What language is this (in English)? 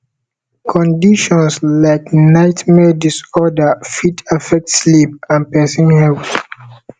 Nigerian Pidgin